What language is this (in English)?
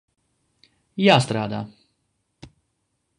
Latvian